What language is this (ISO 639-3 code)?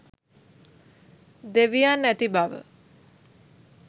sin